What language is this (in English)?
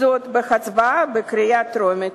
Hebrew